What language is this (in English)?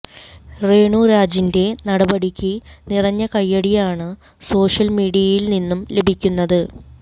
Malayalam